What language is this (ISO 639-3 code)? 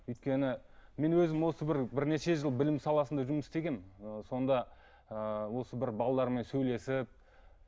kaz